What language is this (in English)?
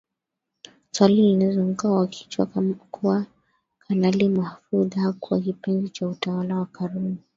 Swahili